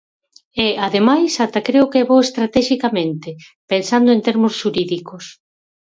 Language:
Galician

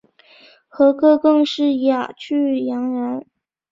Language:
Chinese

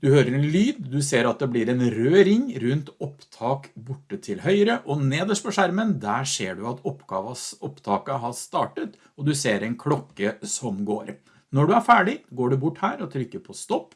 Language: Norwegian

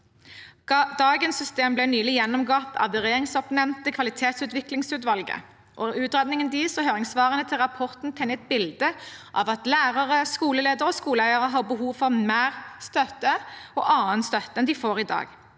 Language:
Norwegian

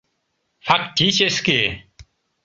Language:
Mari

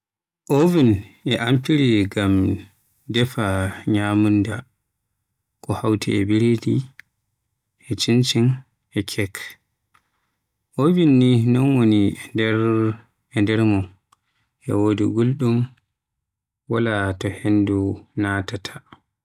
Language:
Western Niger Fulfulde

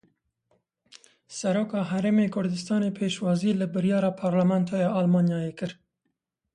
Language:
Kurdish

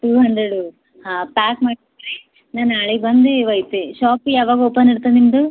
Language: Kannada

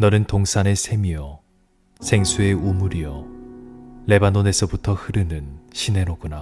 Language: Korean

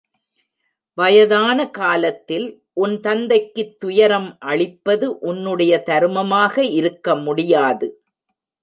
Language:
Tamil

